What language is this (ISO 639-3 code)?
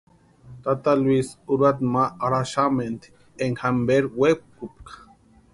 pua